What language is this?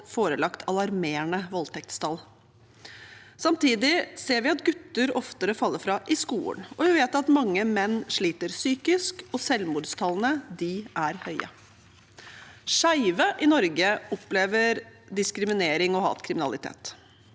Norwegian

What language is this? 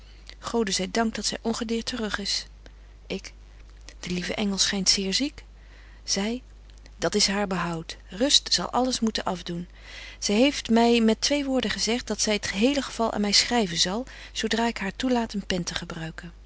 Dutch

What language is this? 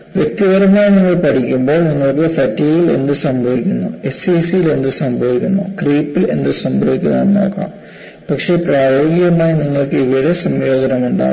Malayalam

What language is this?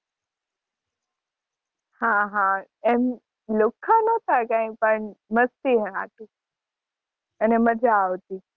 Gujarati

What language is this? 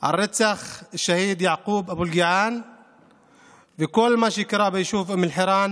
Hebrew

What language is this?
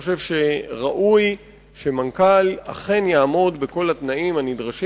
Hebrew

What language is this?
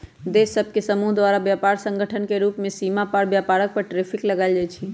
Magahi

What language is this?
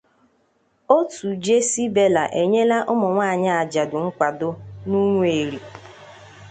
Igbo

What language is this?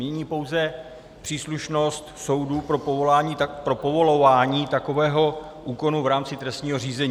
Czech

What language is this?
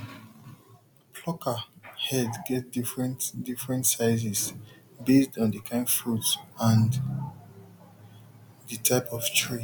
Nigerian Pidgin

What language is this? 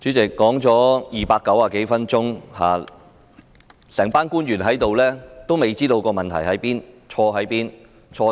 Cantonese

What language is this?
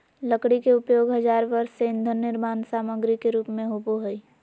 Magahi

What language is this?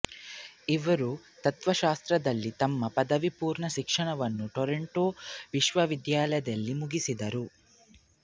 Kannada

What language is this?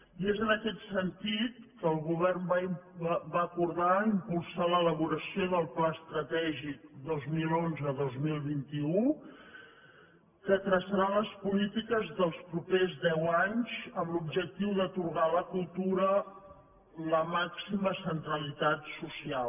Catalan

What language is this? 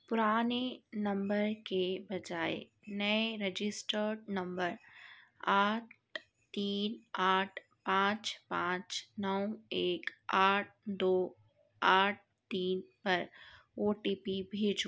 Urdu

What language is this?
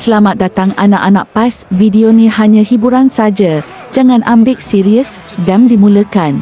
Malay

